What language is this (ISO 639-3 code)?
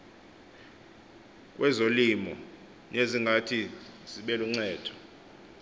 xho